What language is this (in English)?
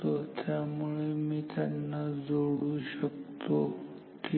Marathi